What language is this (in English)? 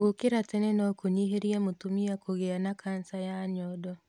Kikuyu